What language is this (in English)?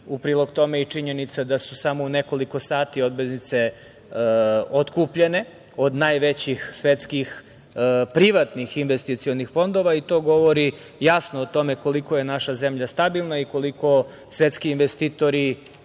Serbian